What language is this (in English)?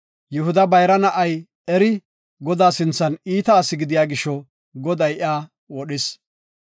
Gofa